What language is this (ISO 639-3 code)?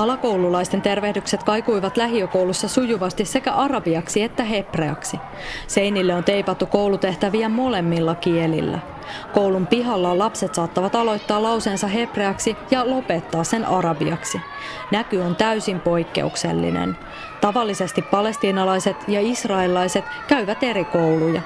fin